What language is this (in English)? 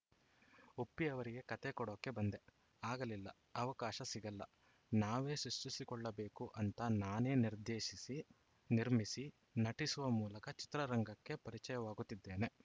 Kannada